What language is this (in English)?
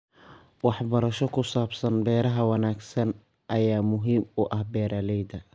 Somali